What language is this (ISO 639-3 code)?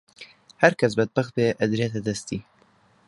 ckb